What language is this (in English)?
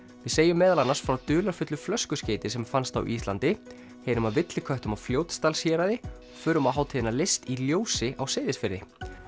Icelandic